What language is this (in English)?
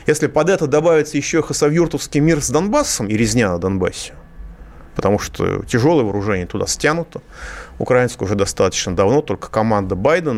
Russian